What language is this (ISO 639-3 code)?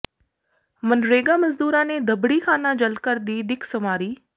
pan